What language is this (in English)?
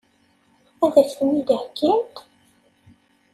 Kabyle